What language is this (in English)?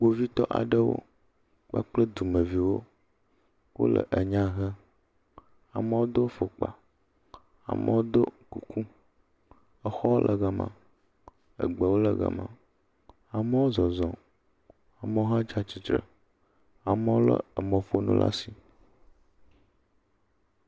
Ewe